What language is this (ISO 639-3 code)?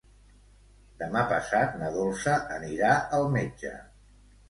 cat